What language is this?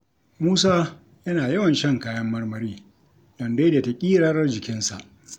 Hausa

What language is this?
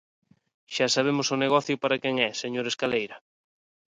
Galician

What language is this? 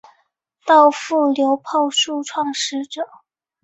Chinese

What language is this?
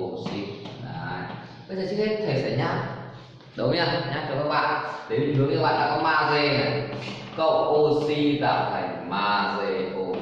Vietnamese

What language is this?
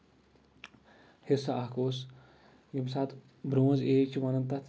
Kashmiri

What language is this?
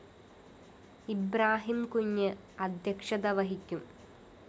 Malayalam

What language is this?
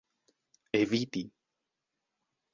Esperanto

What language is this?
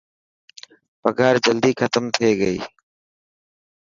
Dhatki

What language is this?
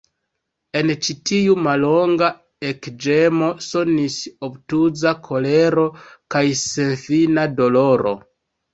Esperanto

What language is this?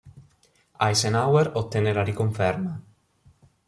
Italian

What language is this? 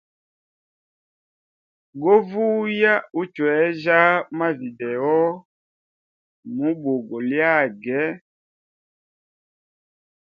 Hemba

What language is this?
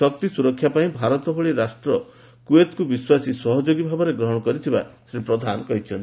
Odia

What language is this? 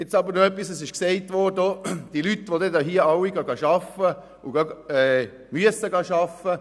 Swiss German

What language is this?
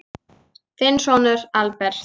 Icelandic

